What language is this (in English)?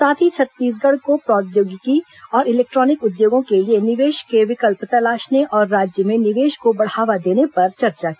Hindi